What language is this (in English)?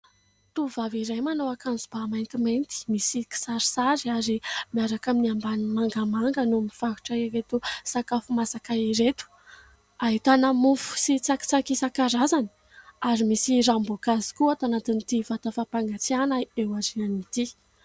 Malagasy